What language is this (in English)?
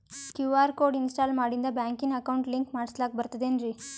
Kannada